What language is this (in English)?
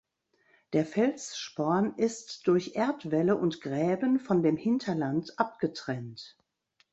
German